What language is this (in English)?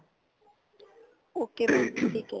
Punjabi